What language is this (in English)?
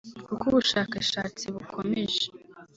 Kinyarwanda